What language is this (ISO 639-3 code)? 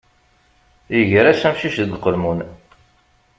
kab